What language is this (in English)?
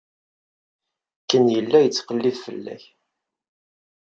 Kabyle